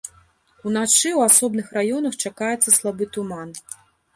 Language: Belarusian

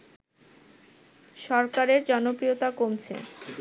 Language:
Bangla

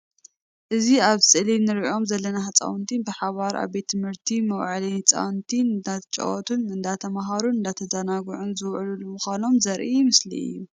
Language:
Tigrinya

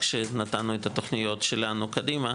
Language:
Hebrew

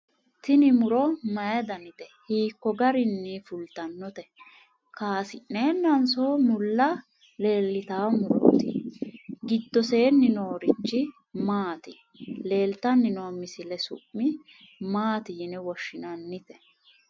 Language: Sidamo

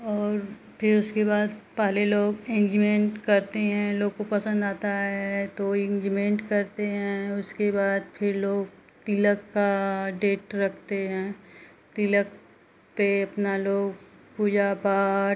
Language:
Hindi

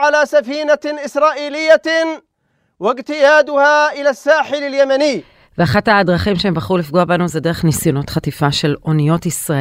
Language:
Hebrew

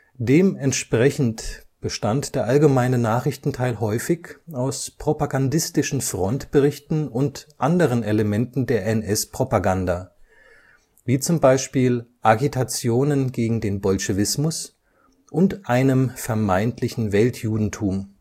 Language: German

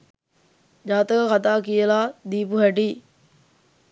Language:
Sinhala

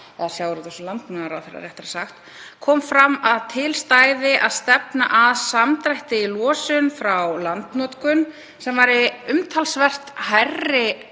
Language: Icelandic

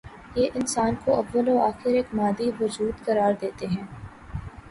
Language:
Urdu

